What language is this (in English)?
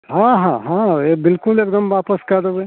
Maithili